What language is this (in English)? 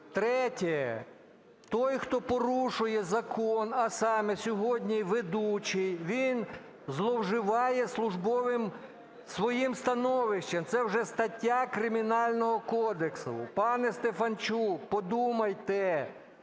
Ukrainian